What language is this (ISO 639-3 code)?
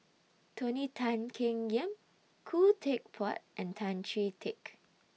eng